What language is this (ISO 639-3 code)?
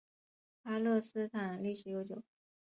zho